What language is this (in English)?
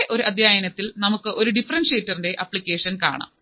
Malayalam